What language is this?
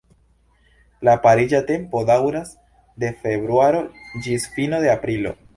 Esperanto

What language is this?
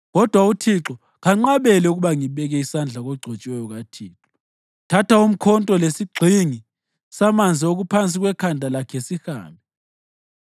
North Ndebele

